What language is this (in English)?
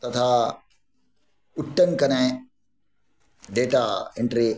Sanskrit